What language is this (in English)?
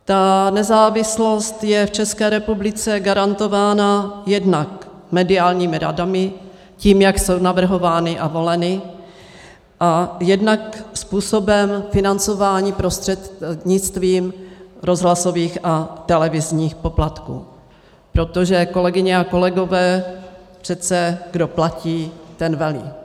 Czech